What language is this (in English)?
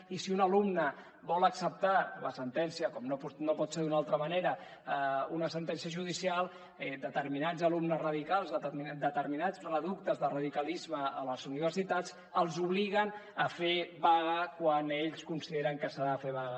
Catalan